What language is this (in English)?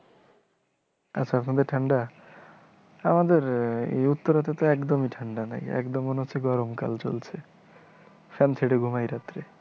Bangla